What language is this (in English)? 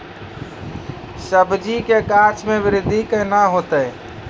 Maithili